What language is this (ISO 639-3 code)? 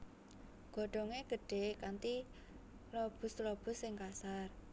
jav